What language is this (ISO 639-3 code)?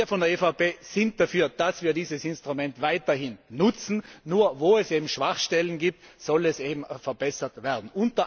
deu